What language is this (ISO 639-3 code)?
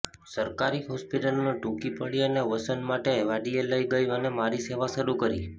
guj